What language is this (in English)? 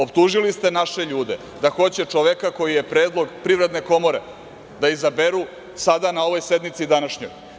Serbian